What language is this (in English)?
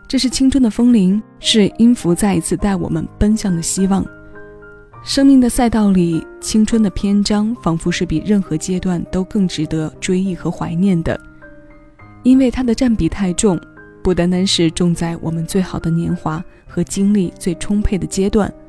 Chinese